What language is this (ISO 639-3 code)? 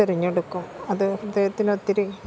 mal